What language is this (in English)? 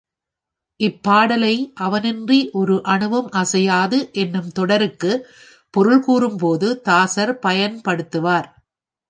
Tamil